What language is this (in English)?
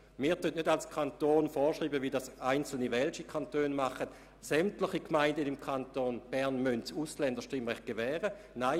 Swiss German